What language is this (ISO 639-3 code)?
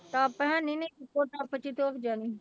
pan